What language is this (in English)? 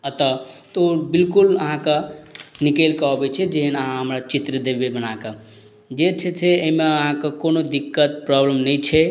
Maithili